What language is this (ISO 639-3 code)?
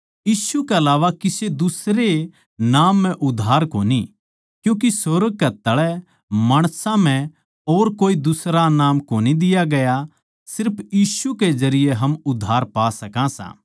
bgc